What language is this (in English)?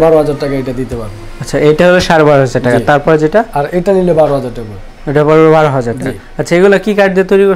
Hindi